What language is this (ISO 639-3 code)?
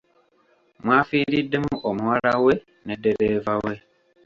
lug